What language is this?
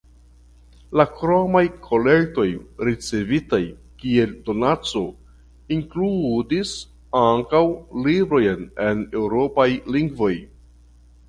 Esperanto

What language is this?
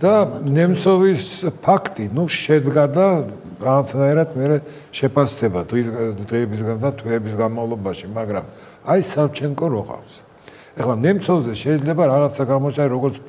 Romanian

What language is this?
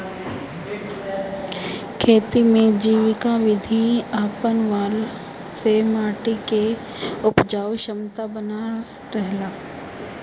Bhojpuri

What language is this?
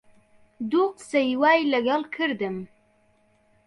Central Kurdish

